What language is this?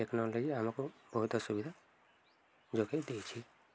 Odia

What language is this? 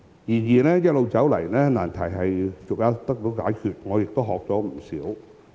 Cantonese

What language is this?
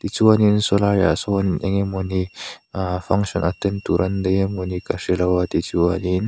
Mizo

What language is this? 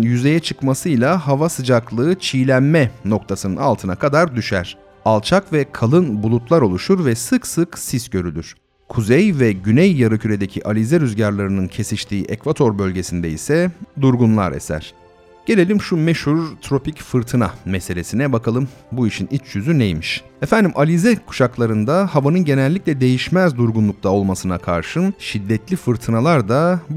Turkish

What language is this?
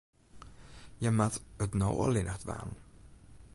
Western Frisian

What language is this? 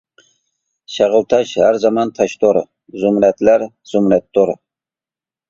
Uyghur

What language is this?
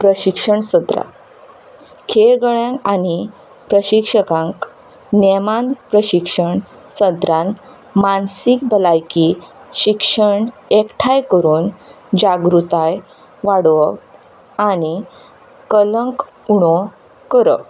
Konkani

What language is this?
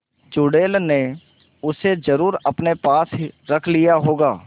Hindi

